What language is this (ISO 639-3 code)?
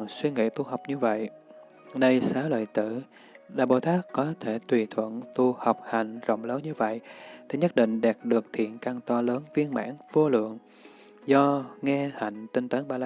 vie